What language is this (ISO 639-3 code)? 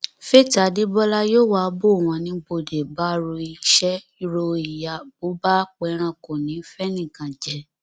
yor